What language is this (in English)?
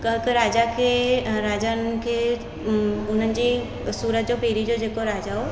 Sindhi